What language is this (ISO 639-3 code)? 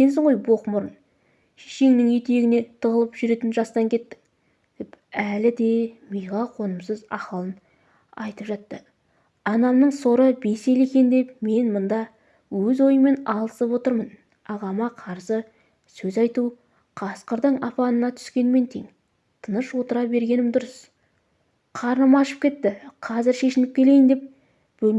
tur